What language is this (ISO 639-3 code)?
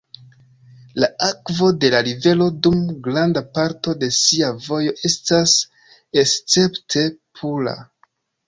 epo